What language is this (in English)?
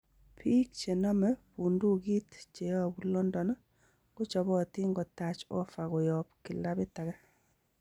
Kalenjin